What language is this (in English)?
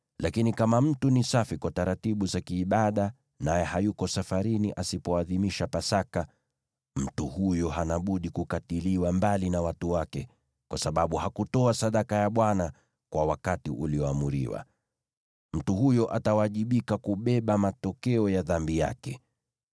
Swahili